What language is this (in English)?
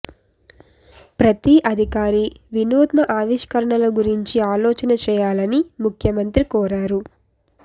Telugu